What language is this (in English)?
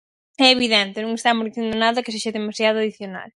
Galician